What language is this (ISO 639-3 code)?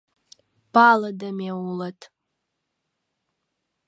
chm